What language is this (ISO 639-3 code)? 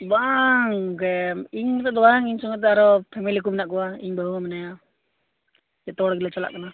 sat